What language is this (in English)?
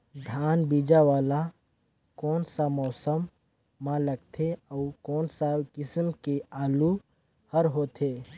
Chhattisgarhi